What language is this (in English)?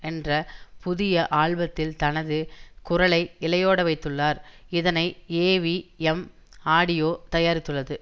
Tamil